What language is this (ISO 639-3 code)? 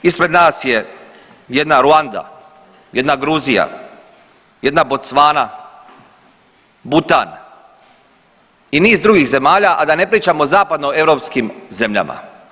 hrv